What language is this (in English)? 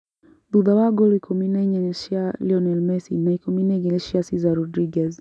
Kikuyu